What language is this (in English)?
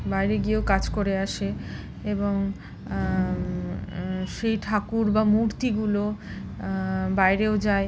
Bangla